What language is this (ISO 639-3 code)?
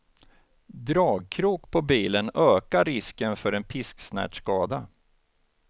swe